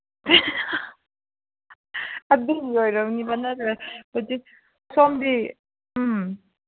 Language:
Manipuri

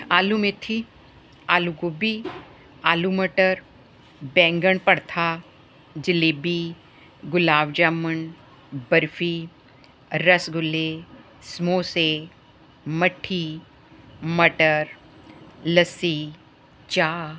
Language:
Punjabi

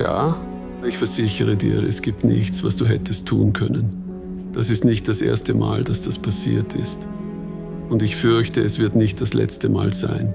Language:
German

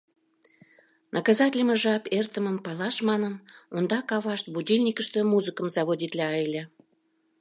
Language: Mari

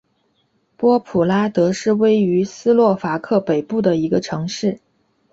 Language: Chinese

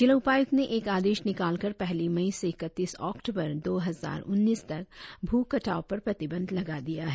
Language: Hindi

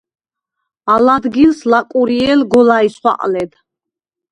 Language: Svan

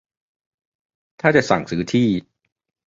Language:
Thai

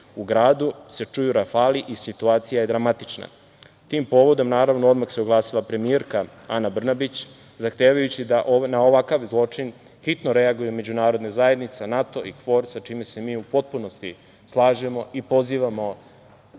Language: Serbian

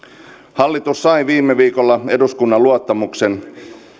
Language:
Finnish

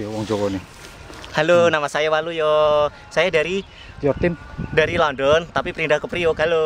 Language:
Indonesian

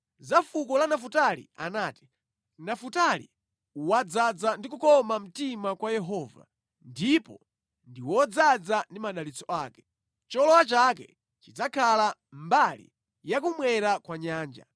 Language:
Nyanja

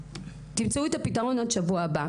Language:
Hebrew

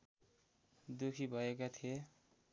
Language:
Nepali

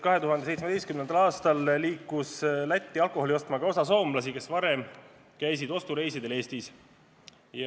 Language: Estonian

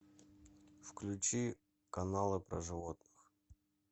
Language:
Russian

